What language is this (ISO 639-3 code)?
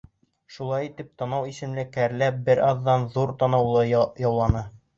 bak